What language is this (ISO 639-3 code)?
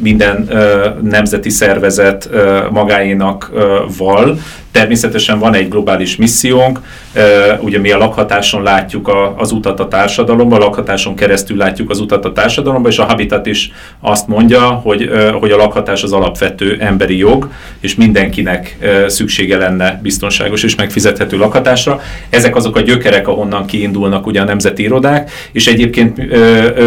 hun